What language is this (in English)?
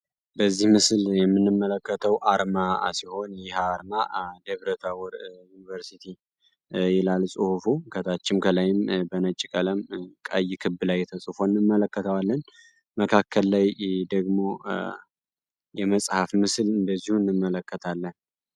Amharic